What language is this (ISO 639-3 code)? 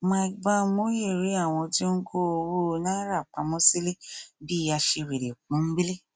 yor